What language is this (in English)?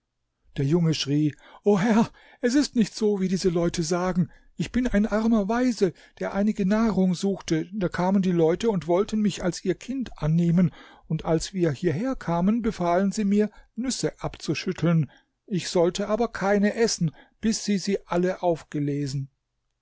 German